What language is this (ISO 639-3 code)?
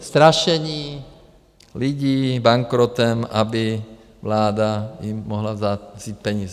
ces